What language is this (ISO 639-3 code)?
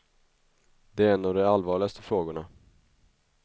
swe